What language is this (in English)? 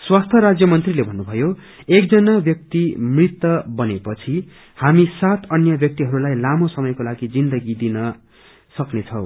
Nepali